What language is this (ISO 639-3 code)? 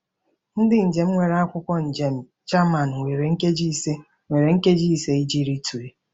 ibo